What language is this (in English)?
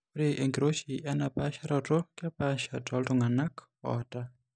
Masai